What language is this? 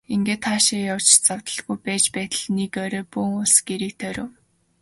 Mongolian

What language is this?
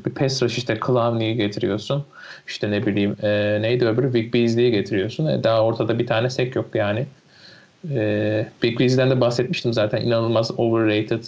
Turkish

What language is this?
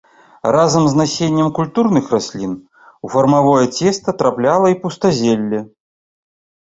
Belarusian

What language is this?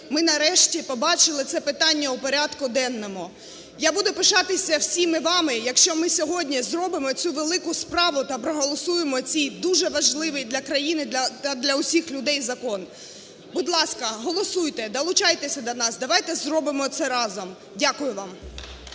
Ukrainian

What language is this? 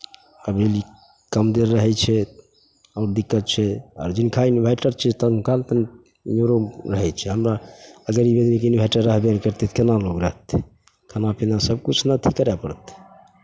Maithili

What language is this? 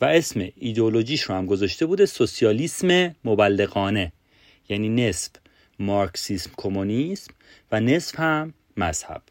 Persian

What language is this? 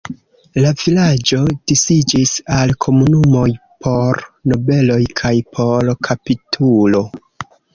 Esperanto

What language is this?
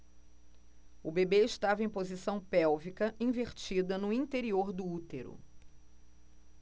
Portuguese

